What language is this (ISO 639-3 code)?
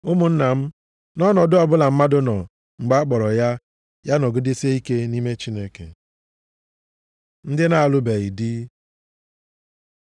ibo